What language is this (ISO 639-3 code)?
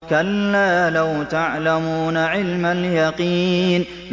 ara